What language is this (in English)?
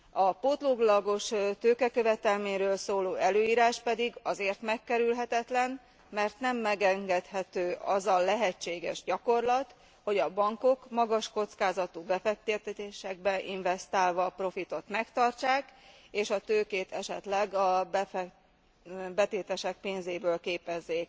Hungarian